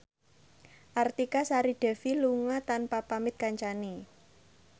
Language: Javanese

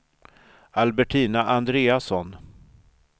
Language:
Swedish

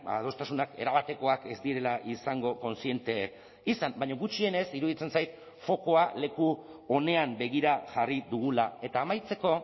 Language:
Basque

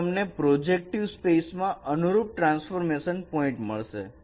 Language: Gujarati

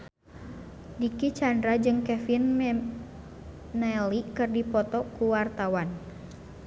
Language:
Sundanese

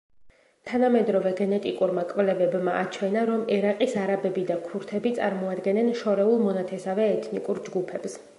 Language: Georgian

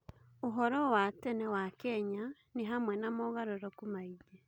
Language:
Kikuyu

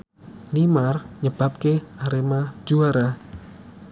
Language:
Javanese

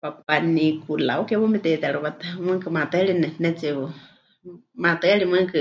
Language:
Huichol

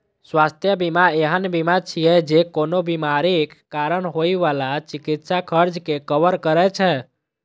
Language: Maithili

